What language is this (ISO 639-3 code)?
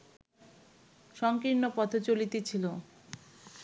ben